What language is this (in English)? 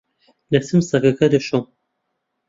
Central Kurdish